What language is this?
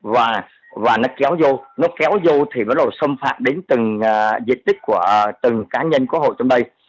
Vietnamese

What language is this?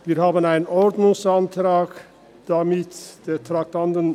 Swiss German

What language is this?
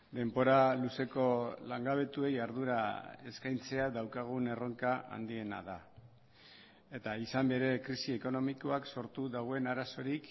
Basque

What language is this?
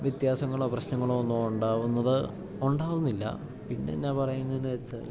Malayalam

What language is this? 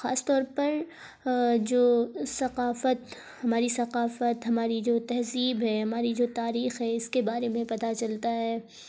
Urdu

